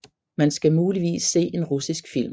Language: Danish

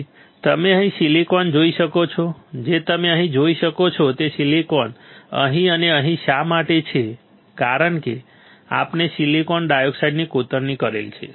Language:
Gujarati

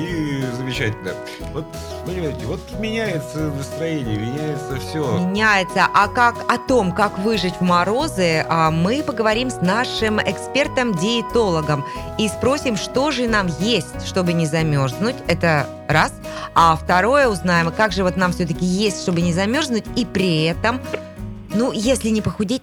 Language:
Russian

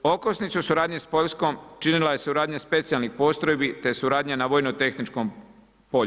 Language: Croatian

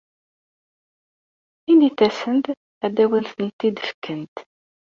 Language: Kabyle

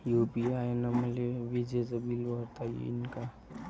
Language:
Marathi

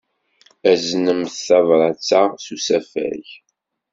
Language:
Kabyle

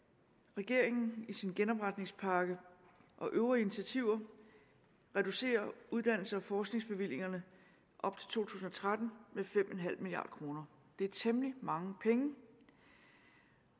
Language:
Danish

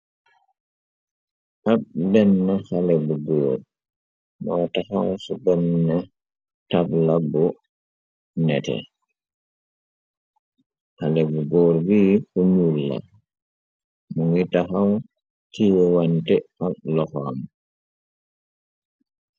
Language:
Wolof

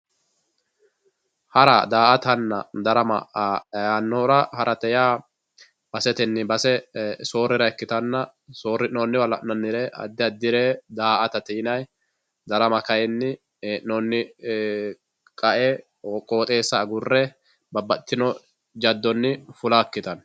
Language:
Sidamo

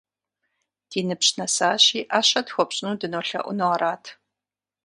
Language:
Kabardian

